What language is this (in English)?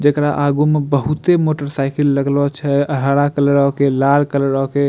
Angika